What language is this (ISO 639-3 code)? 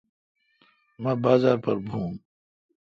xka